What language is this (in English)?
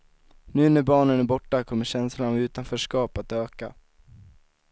Swedish